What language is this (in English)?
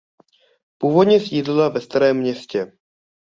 Czech